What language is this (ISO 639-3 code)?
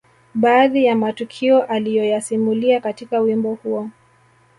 swa